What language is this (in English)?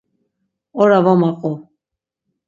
Laz